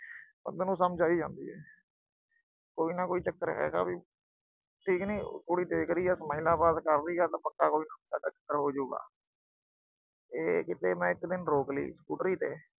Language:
Punjabi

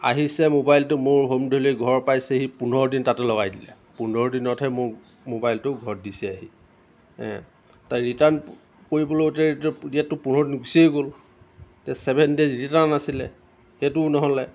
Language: Assamese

